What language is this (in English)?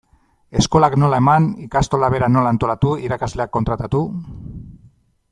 Basque